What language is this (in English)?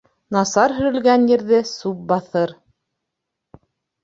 Bashkir